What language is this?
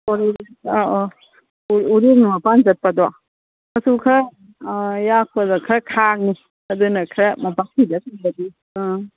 Manipuri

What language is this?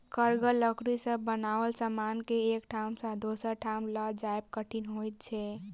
Maithili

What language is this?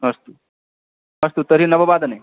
Sanskrit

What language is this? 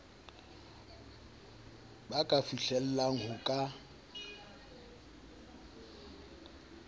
Southern Sotho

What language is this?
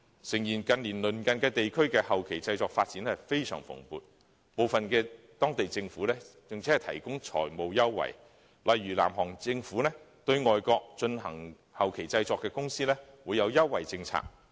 Cantonese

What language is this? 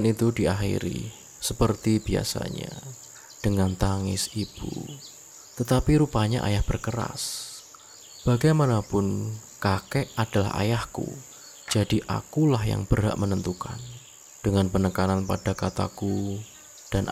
Indonesian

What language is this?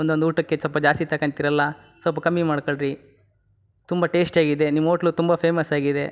Kannada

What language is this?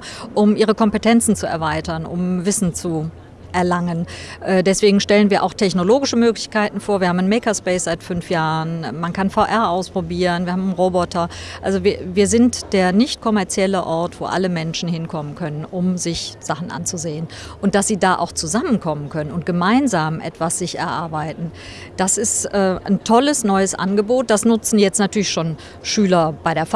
German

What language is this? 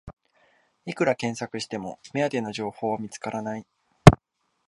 Japanese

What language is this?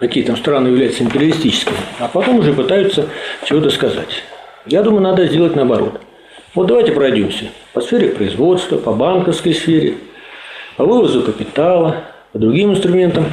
Russian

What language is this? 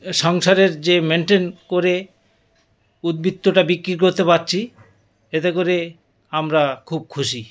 Bangla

